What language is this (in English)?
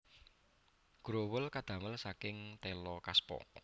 Javanese